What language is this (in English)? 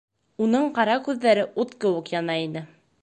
Bashkir